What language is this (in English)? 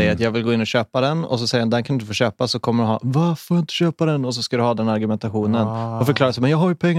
Swedish